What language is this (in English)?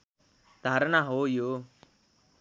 Nepali